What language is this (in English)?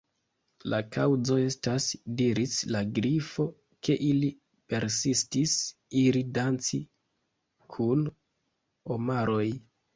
Esperanto